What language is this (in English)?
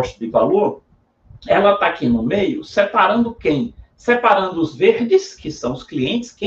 Portuguese